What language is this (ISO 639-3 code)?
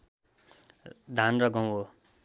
nep